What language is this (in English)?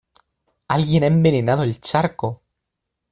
Spanish